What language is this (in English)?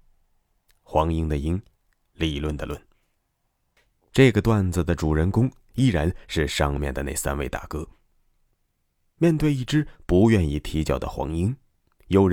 Chinese